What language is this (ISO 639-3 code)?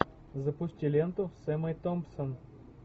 rus